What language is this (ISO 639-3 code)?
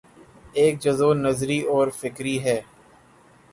urd